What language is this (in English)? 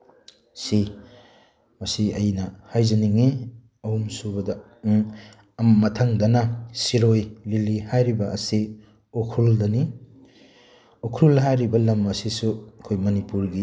Manipuri